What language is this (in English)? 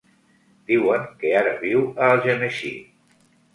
Catalan